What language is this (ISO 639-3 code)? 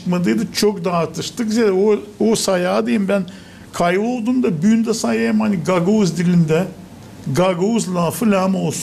tur